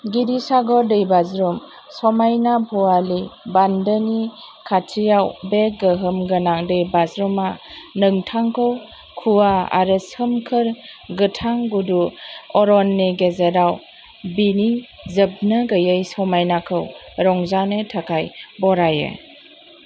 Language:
Bodo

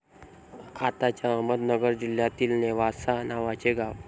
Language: Marathi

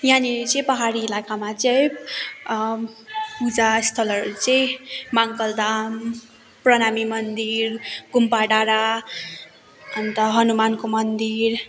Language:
Nepali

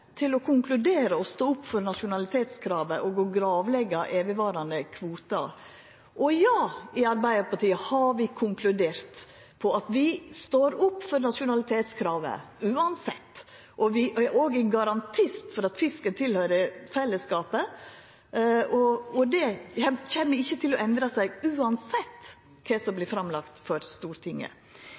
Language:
Norwegian Nynorsk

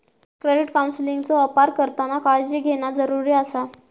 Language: Marathi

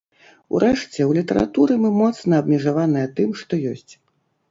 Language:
Belarusian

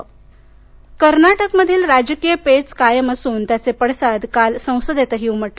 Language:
Marathi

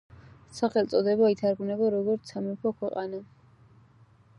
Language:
Georgian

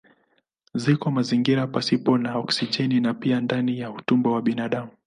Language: Swahili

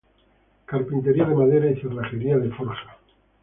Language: Spanish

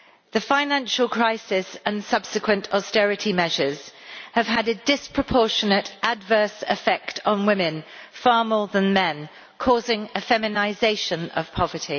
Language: English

